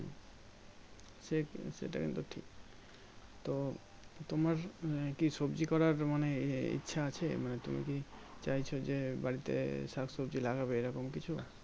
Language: Bangla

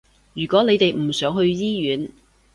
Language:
Cantonese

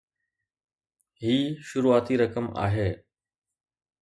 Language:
Sindhi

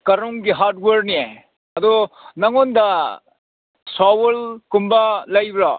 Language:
Manipuri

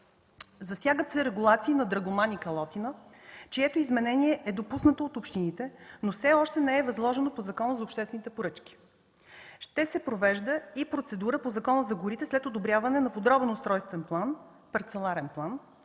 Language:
Bulgarian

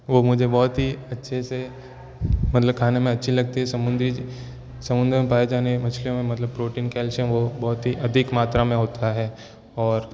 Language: Hindi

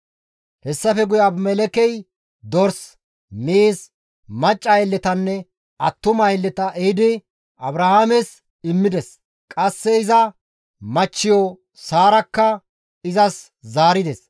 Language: Gamo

